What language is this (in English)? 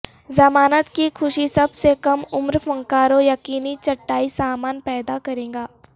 Urdu